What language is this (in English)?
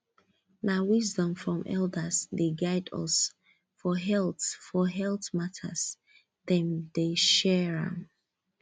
Nigerian Pidgin